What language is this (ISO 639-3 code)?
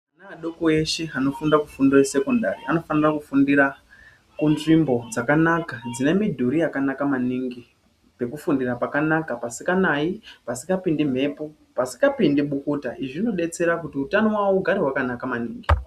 ndc